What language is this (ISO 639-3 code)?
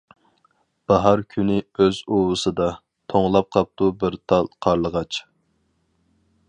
uig